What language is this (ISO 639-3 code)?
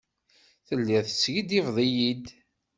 kab